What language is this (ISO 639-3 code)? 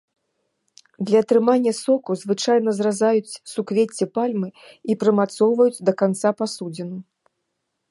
bel